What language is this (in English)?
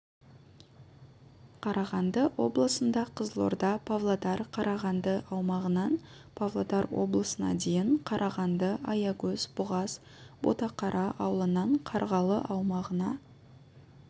Kazakh